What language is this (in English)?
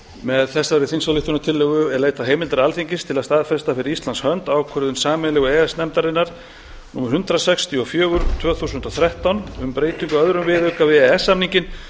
Icelandic